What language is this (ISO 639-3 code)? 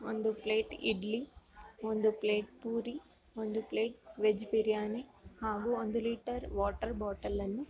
kan